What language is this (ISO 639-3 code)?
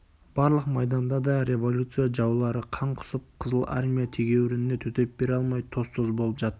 kaz